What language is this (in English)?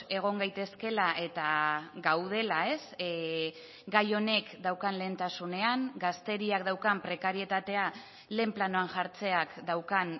Basque